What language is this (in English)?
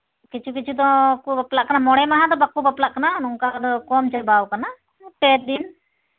Santali